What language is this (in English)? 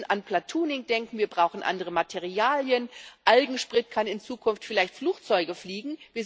German